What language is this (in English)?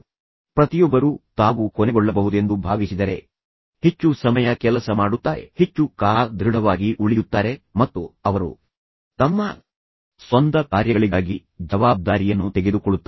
Kannada